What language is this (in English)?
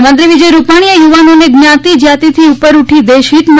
Gujarati